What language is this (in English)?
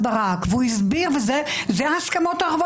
Hebrew